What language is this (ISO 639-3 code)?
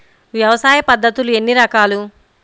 tel